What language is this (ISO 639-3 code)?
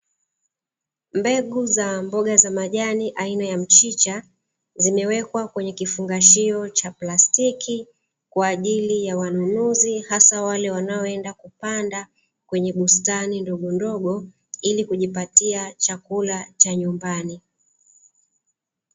swa